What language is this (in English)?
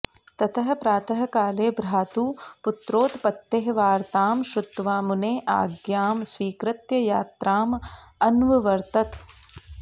Sanskrit